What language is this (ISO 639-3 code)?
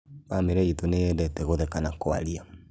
kik